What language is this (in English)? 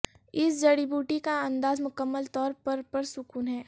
Urdu